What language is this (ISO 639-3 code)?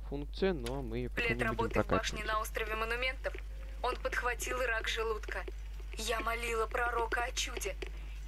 rus